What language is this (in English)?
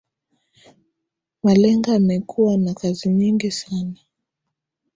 Swahili